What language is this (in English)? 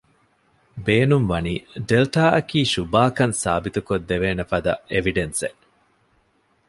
Divehi